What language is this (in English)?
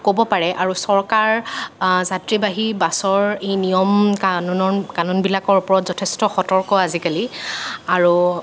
Assamese